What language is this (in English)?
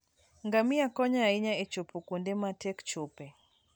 Luo (Kenya and Tanzania)